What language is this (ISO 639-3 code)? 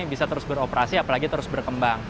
ind